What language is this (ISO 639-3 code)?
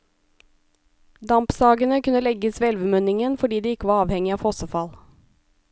nor